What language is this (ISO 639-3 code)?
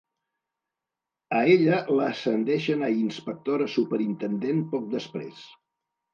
cat